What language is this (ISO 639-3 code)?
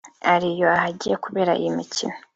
kin